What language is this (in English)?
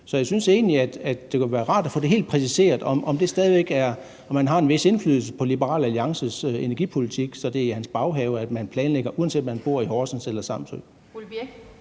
Danish